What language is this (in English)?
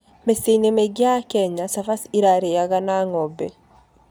Kikuyu